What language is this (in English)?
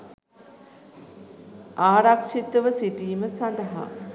Sinhala